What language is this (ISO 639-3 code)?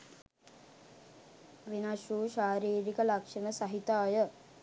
sin